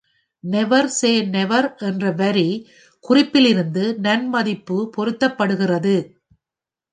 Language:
Tamil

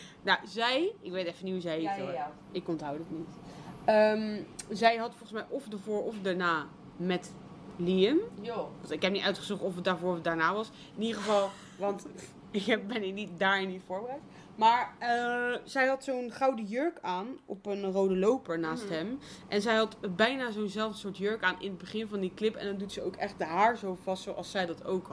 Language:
Dutch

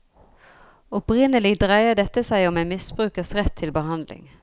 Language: Norwegian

